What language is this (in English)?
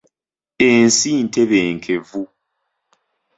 Ganda